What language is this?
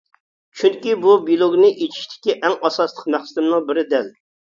Uyghur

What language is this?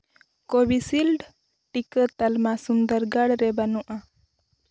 Santali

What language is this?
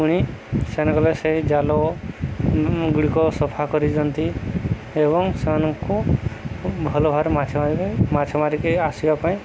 Odia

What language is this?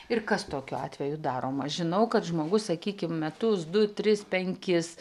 Lithuanian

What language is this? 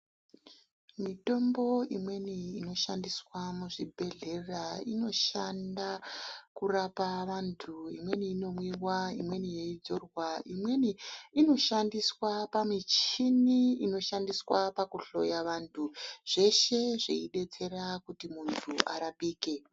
Ndau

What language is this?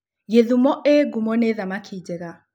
Kikuyu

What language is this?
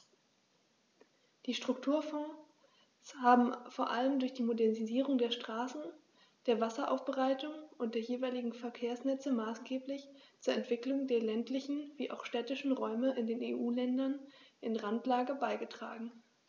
German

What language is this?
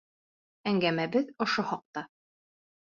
Bashkir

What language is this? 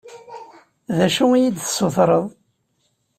Kabyle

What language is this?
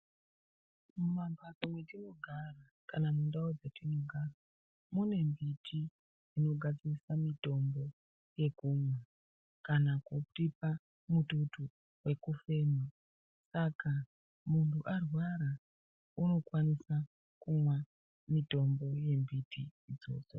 Ndau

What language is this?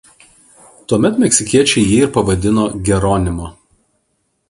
Lithuanian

